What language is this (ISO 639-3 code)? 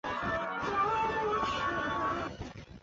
zho